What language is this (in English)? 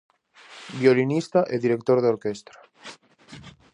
Galician